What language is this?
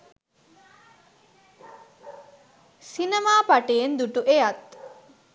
Sinhala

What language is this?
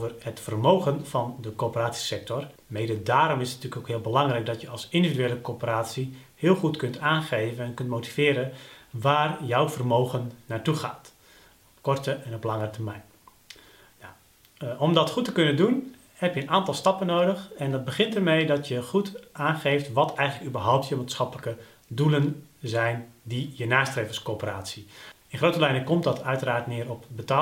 Dutch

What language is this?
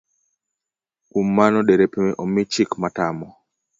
Luo (Kenya and Tanzania)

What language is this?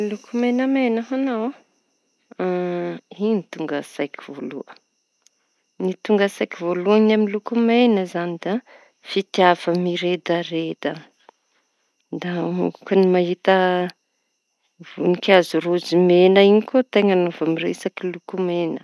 Tanosy Malagasy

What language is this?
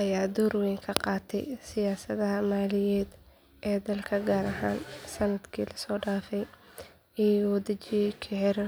Somali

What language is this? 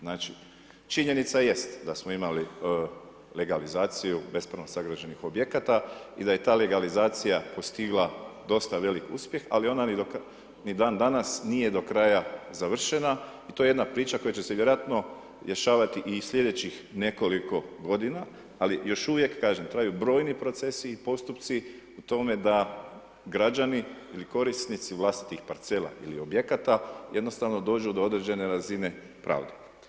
Croatian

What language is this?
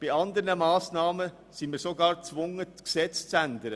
Swiss German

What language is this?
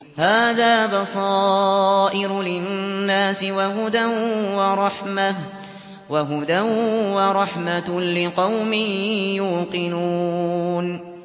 Arabic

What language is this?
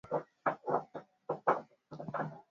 Swahili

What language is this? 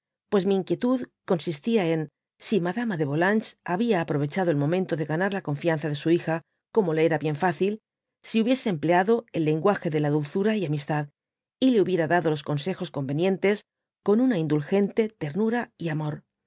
Spanish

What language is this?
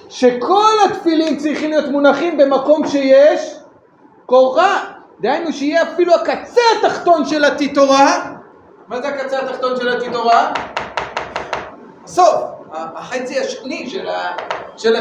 Hebrew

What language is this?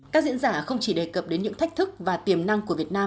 Vietnamese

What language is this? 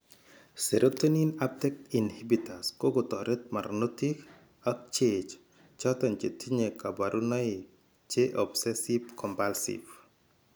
Kalenjin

